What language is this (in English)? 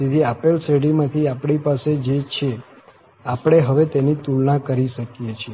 Gujarati